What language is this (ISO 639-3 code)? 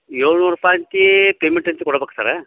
kan